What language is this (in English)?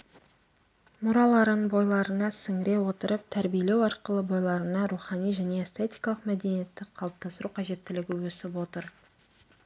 Kazakh